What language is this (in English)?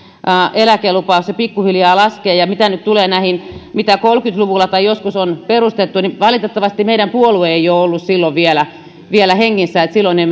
Finnish